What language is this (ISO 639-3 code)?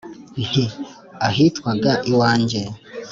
kin